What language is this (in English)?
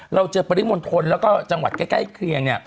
Thai